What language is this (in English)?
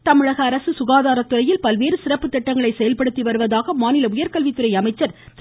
Tamil